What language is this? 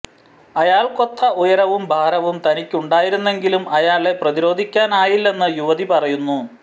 Malayalam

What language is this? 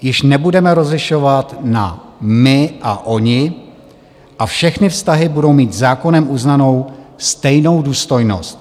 Czech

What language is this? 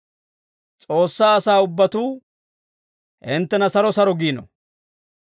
Dawro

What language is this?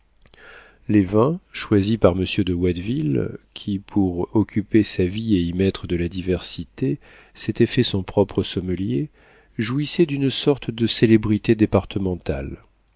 French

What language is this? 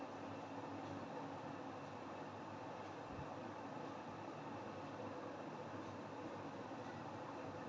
Hindi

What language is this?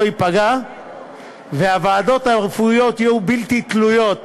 Hebrew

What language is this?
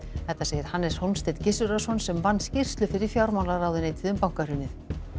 Icelandic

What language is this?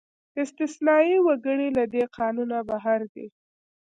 Pashto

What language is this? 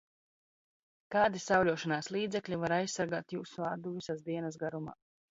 Latvian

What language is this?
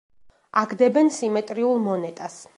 Georgian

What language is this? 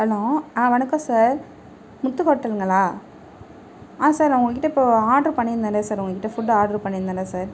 Tamil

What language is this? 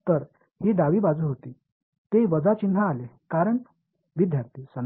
Tamil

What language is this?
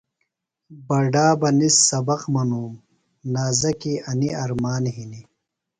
Phalura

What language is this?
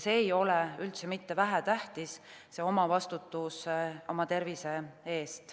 Estonian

